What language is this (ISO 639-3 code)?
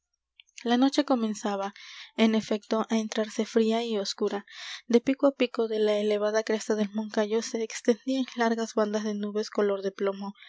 spa